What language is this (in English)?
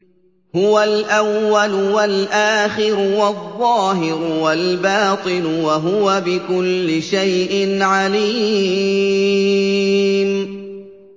Arabic